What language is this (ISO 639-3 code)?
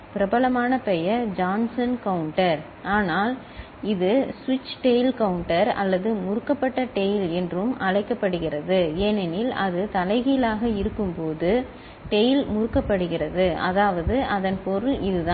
tam